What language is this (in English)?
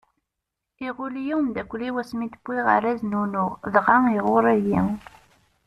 Kabyle